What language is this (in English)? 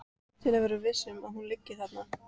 Icelandic